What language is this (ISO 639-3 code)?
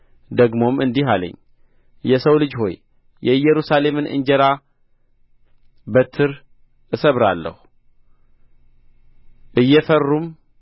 amh